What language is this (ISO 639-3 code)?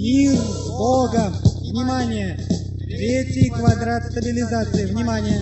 rus